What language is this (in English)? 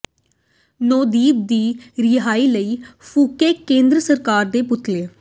Punjabi